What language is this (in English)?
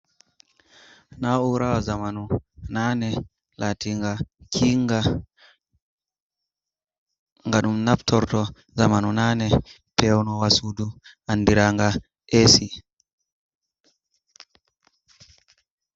Fula